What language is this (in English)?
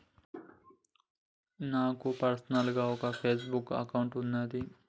Telugu